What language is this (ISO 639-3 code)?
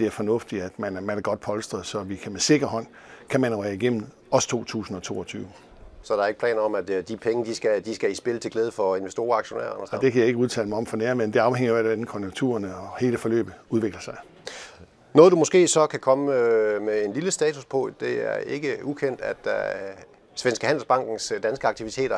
dan